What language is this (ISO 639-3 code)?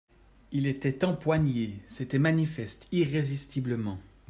fra